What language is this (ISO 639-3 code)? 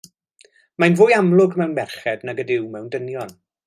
cym